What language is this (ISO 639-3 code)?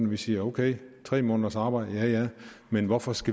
dan